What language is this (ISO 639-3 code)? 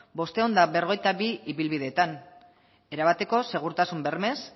eus